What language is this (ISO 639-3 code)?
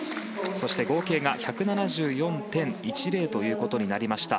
jpn